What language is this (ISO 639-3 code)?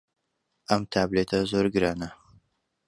ckb